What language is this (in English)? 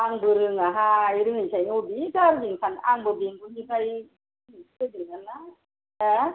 Bodo